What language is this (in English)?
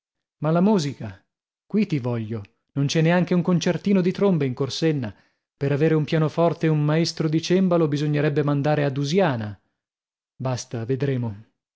Italian